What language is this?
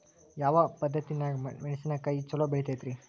Kannada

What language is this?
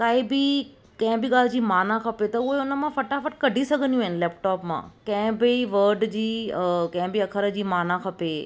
Sindhi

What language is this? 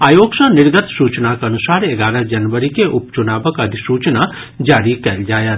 Maithili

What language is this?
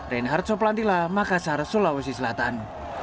Indonesian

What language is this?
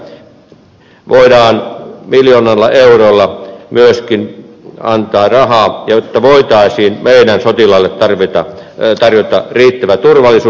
Finnish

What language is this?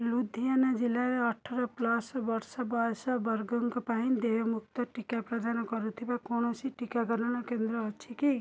Odia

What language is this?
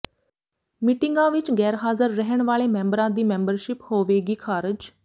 Punjabi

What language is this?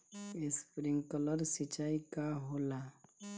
Bhojpuri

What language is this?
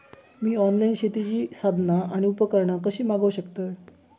Marathi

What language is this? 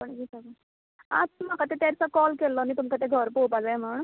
Konkani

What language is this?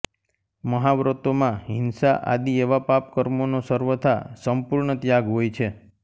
Gujarati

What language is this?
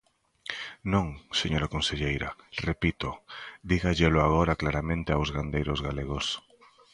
Galician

